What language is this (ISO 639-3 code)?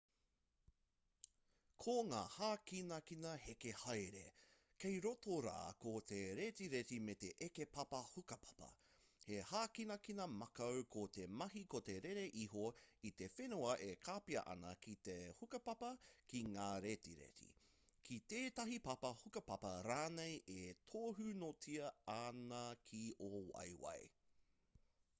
mri